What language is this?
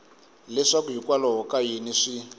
Tsonga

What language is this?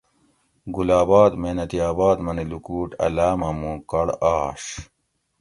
Gawri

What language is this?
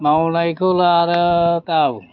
Bodo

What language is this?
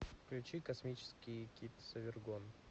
Russian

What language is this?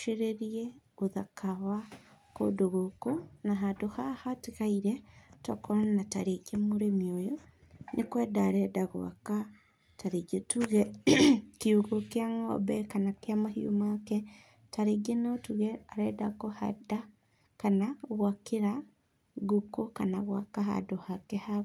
Kikuyu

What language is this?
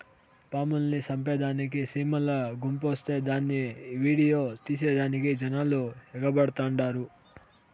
Telugu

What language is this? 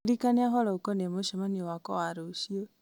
Kikuyu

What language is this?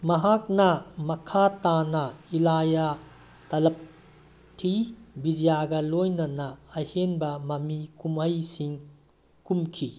Manipuri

